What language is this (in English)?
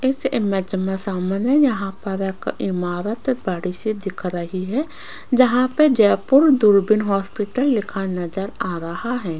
Hindi